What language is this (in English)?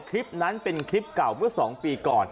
Thai